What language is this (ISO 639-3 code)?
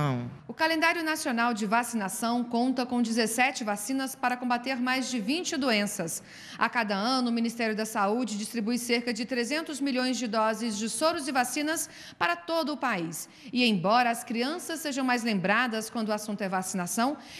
por